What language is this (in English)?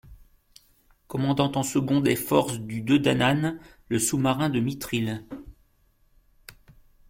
French